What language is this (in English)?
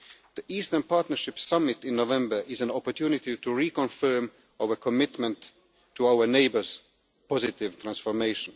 English